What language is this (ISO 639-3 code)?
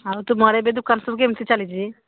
ori